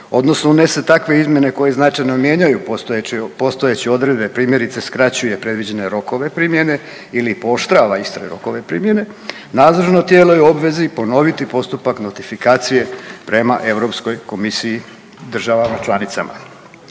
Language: Croatian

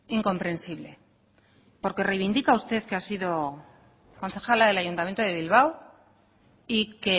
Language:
Spanish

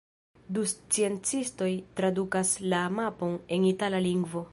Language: Esperanto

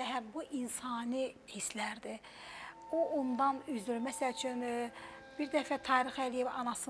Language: Turkish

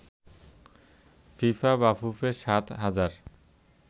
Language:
Bangla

